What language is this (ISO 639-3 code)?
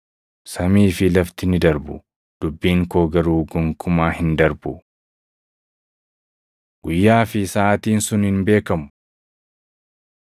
orm